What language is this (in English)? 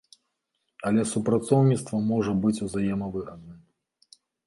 Belarusian